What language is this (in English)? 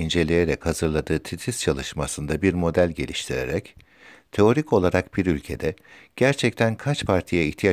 Turkish